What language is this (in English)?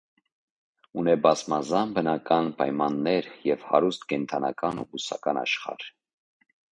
Armenian